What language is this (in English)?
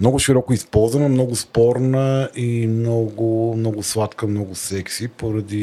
Bulgarian